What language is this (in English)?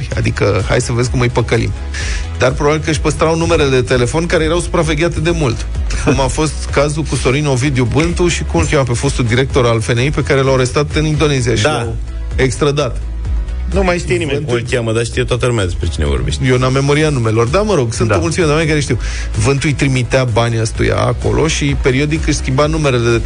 Romanian